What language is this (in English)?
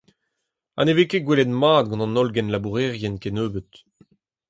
Breton